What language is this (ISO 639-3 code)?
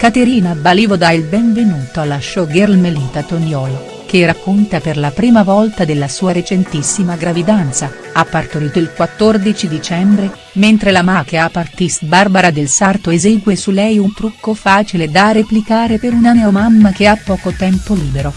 ita